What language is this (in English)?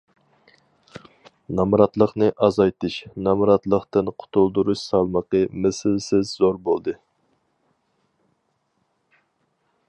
Uyghur